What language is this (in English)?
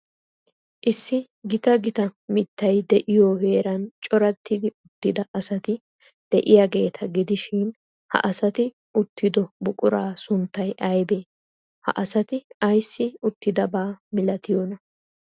Wolaytta